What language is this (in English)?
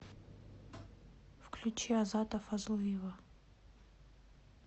Russian